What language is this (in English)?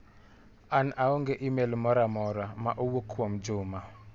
Luo (Kenya and Tanzania)